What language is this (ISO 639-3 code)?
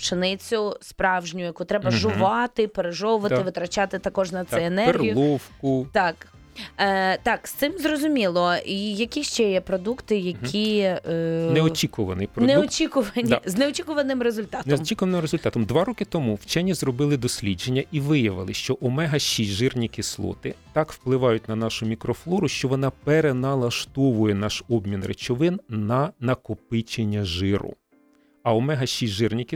ukr